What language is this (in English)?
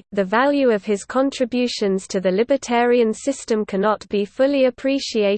English